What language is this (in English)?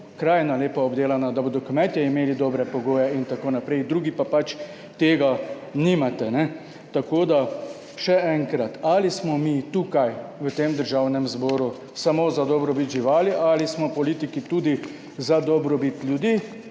Slovenian